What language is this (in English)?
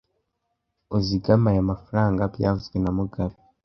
Kinyarwanda